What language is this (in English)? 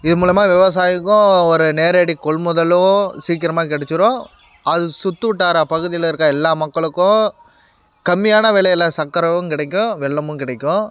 Tamil